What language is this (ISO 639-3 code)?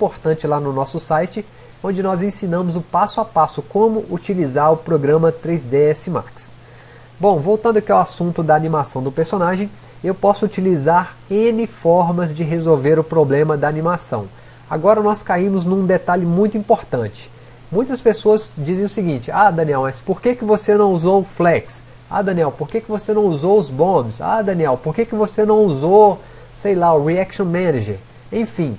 por